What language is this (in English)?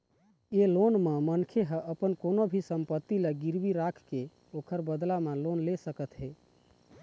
Chhattisgarhi